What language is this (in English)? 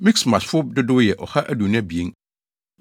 Akan